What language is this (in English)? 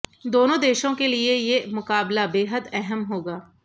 Hindi